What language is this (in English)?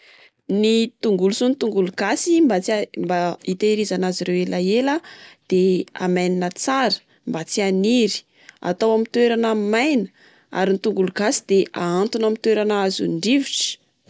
Malagasy